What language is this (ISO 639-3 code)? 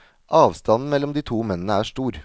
nor